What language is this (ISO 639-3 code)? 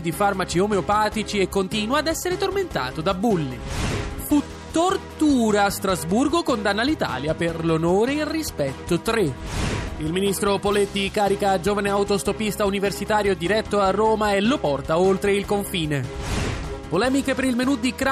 ita